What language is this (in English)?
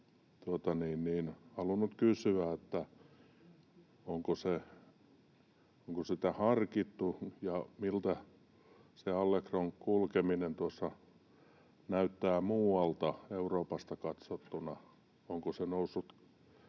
Finnish